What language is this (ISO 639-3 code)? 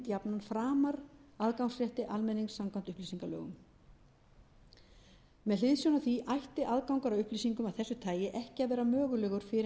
isl